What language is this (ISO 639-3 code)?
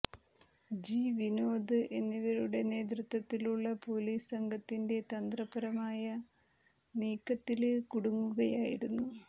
mal